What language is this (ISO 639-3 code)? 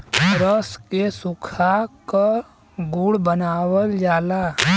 bho